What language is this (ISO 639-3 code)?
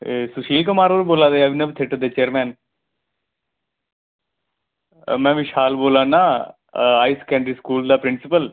doi